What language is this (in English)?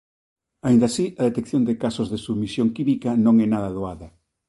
Galician